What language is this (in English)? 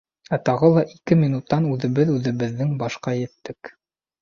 Bashkir